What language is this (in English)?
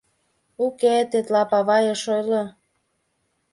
Mari